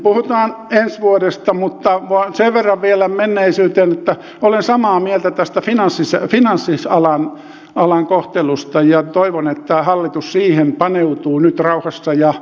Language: Finnish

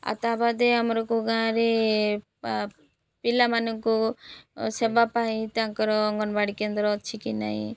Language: Odia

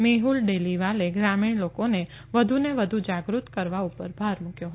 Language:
Gujarati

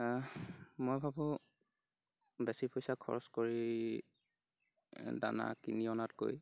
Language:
Assamese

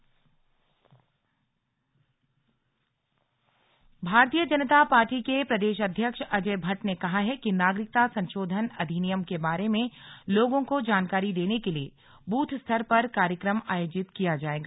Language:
Hindi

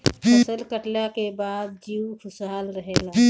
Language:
Bhojpuri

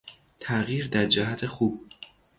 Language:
Persian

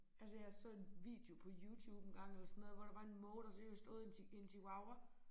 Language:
Danish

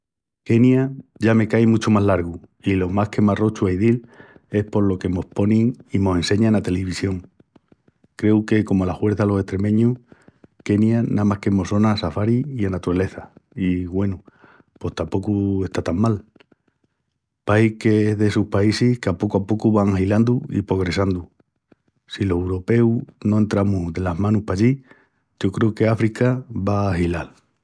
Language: Extremaduran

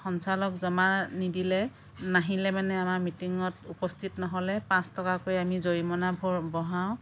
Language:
Assamese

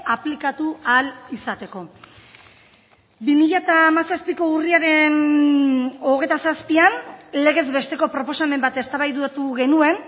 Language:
Basque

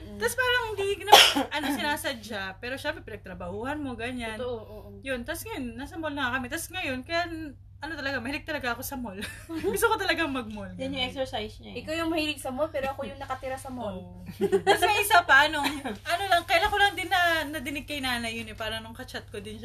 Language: Filipino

